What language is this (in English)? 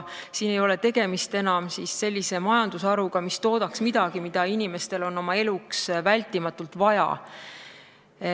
Estonian